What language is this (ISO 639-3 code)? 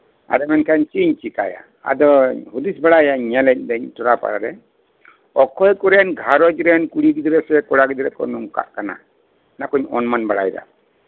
sat